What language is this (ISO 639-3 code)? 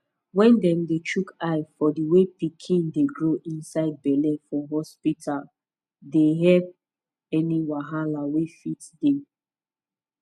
pcm